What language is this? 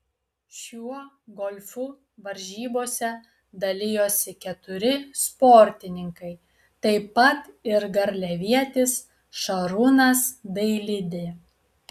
Lithuanian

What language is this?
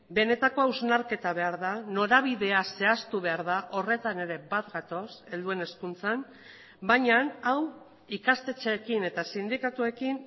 Basque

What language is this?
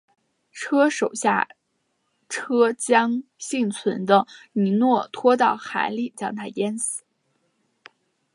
Chinese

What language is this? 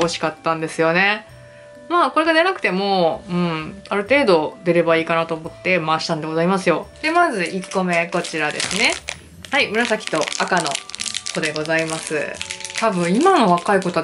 Japanese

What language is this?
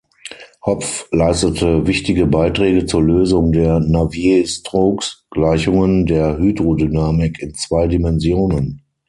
German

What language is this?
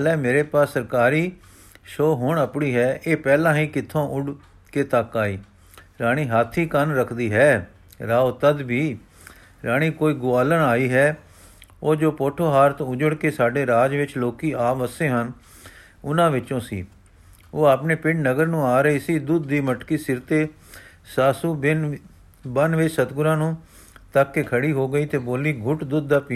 Punjabi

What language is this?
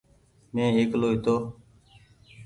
Goaria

